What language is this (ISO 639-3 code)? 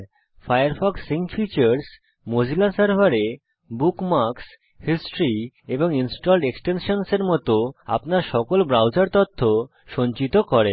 ben